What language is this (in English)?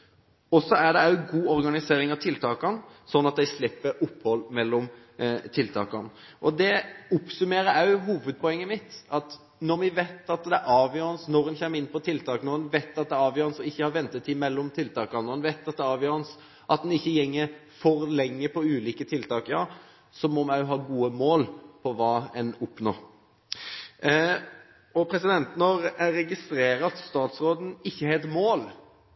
Norwegian Bokmål